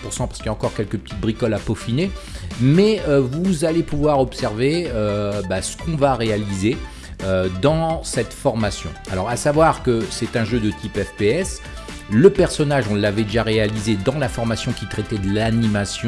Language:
French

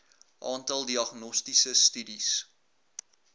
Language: Afrikaans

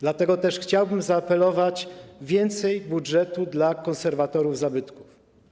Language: Polish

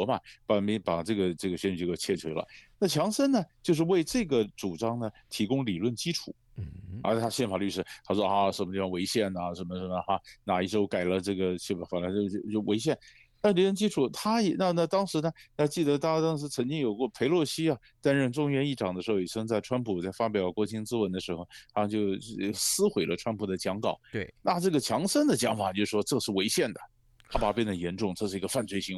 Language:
Chinese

